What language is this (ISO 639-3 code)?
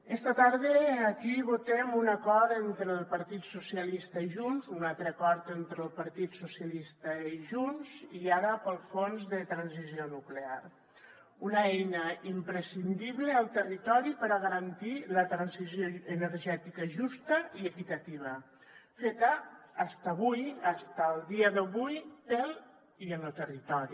cat